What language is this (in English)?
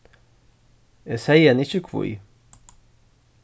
Faroese